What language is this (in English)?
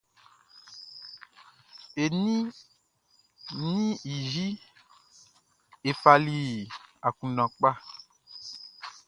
Baoulé